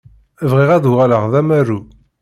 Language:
Kabyle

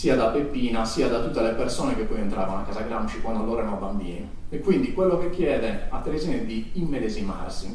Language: Italian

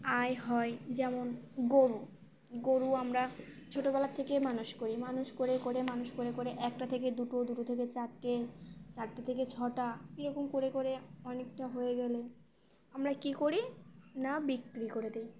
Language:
Bangla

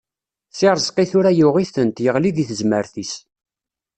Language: Kabyle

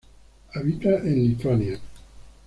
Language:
Spanish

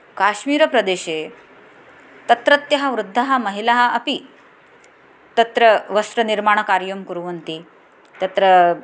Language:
Sanskrit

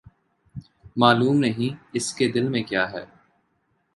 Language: Urdu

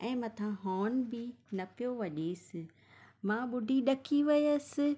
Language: Sindhi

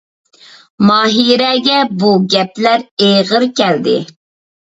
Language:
Uyghur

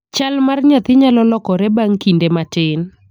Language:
Luo (Kenya and Tanzania)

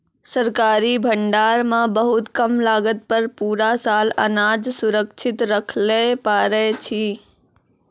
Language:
Maithili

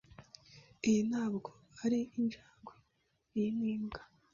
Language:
Kinyarwanda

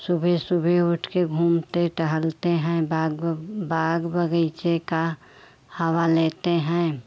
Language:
Hindi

